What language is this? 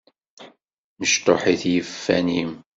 Kabyle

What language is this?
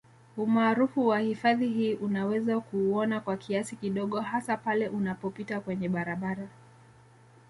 Swahili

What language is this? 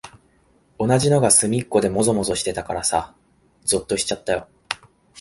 Japanese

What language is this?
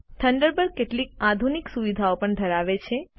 Gujarati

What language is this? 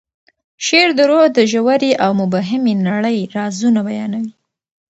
Pashto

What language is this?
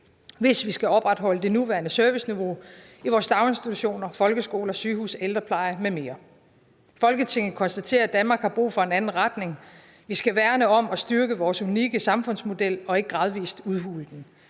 Danish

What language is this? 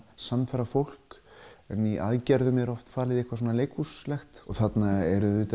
Icelandic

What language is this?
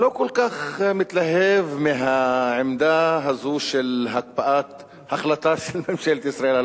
Hebrew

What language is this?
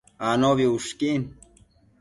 Matsés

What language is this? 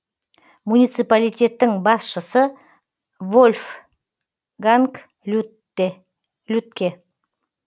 Kazakh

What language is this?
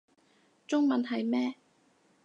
Cantonese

